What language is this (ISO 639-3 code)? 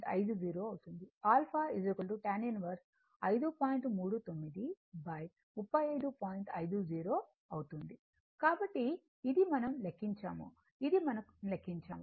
tel